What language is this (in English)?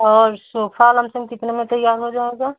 Hindi